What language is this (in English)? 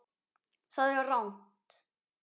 Icelandic